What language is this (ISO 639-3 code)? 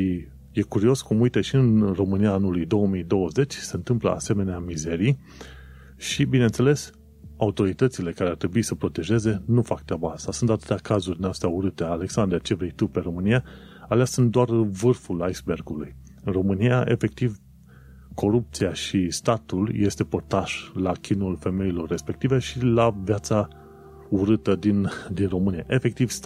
ron